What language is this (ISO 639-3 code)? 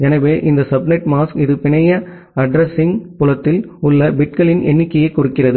tam